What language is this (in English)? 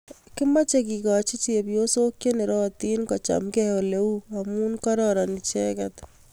Kalenjin